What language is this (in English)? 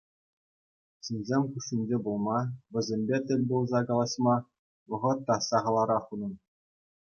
Chuvash